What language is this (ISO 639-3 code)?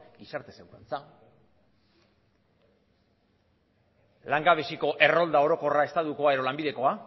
eus